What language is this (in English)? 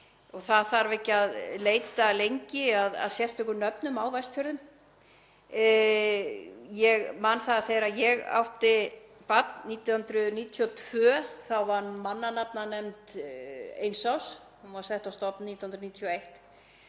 Icelandic